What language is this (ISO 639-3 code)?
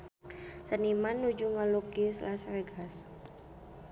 sun